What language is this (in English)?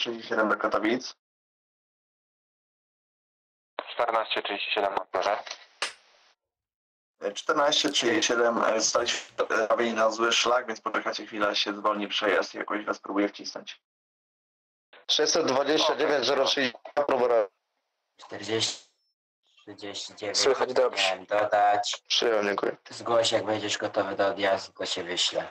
Polish